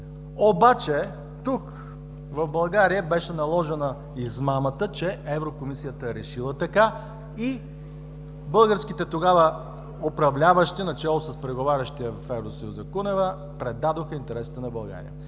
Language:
Bulgarian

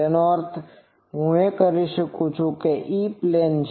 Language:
Gujarati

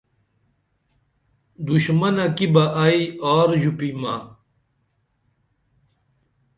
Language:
Dameli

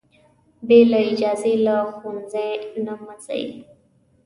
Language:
Pashto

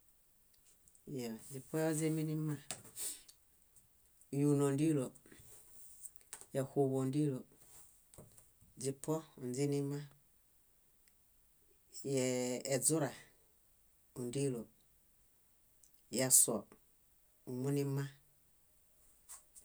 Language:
Bayot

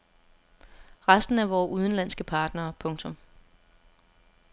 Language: Danish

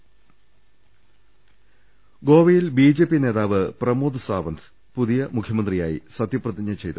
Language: Malayalam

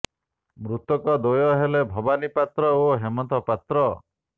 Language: Odia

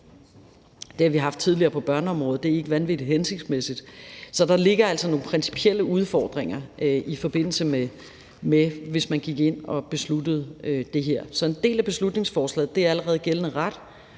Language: Danish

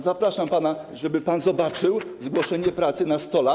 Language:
Polish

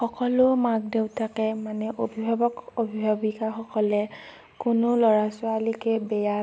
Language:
Assamese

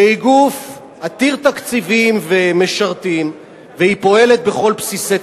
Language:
Hebrew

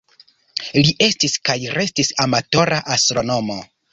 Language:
Esperanto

